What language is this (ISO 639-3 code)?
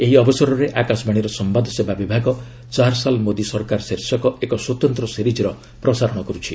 ori